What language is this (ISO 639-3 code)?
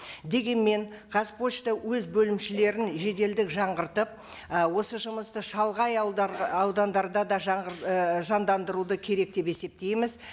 kaz